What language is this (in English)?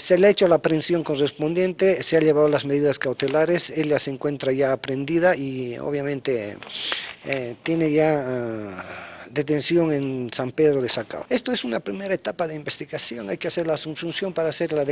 Spanish